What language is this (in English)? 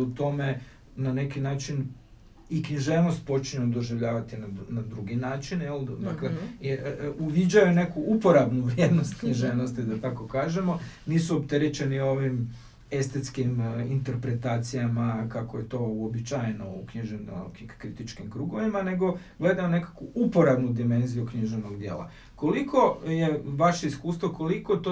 Croatian